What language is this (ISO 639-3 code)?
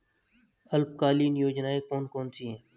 hin